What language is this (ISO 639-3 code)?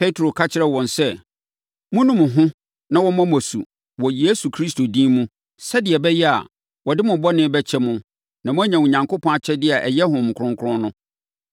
aka